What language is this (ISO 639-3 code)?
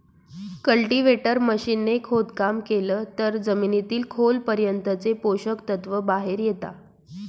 mar